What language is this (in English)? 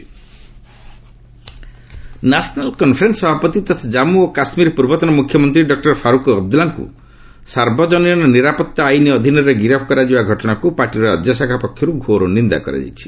Odia